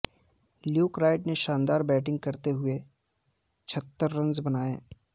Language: Urdu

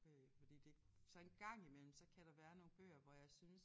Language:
Danish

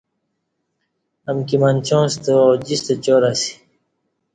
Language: Kati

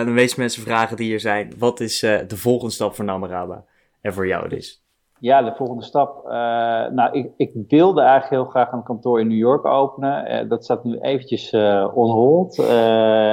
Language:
Dutch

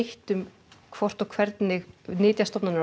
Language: Icelandic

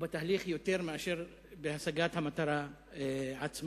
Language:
Hebrew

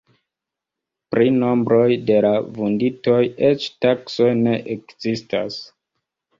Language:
Esperanto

